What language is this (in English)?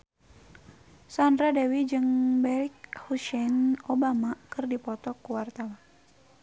Sundanese